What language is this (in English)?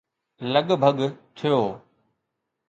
Sindhi